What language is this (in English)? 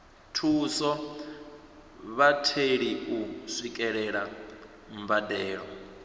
Venda